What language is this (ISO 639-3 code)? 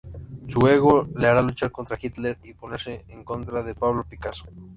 spa